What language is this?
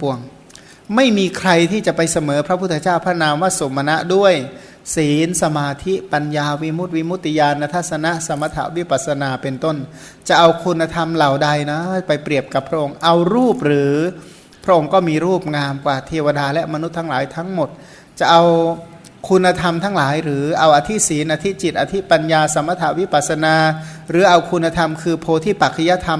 Thai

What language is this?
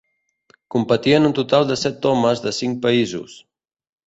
Catalan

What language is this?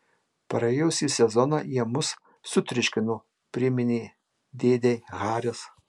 Lithuanian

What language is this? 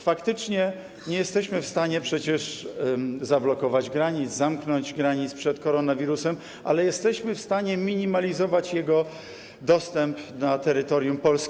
Polish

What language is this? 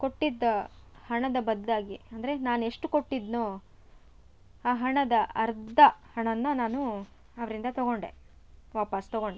Kannada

